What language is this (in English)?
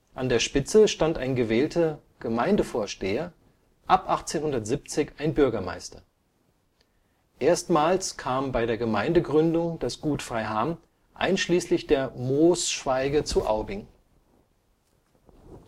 German